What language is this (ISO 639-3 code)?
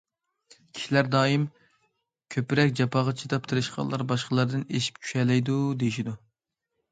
uig